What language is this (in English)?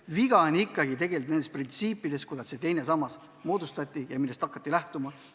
Estonian